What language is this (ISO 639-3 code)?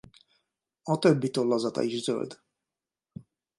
hun